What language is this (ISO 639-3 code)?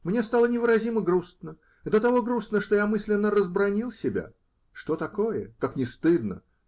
rus